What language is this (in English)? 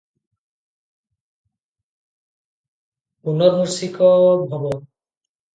Odia